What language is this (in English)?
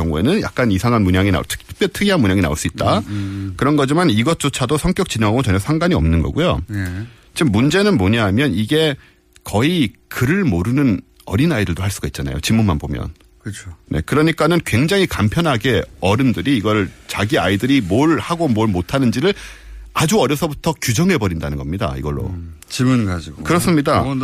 Korean